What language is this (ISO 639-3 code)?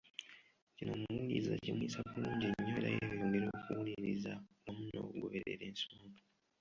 lug